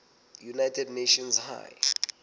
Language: Southern Sotho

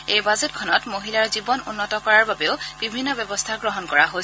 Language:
Assamese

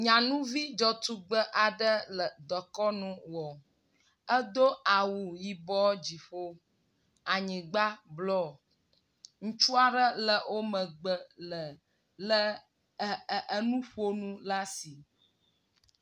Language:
Ewe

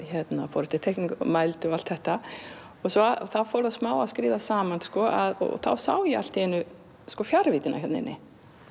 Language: Icelandic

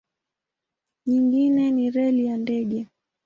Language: Swahili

